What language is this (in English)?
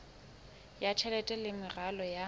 Southern Sotho